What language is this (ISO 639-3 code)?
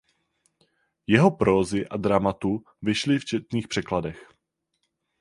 ces